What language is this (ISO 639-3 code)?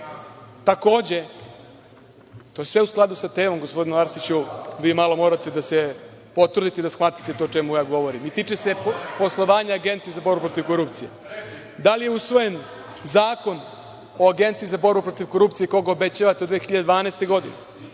srp